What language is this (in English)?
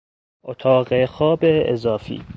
Persian